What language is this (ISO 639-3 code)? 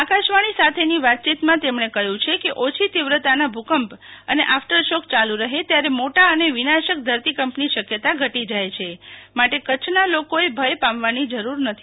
guj